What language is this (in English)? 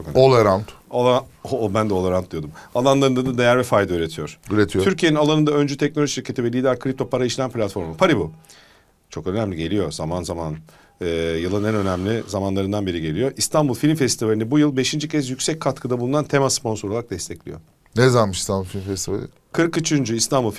Turkish